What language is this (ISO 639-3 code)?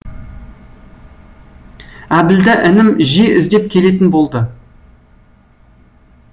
kaz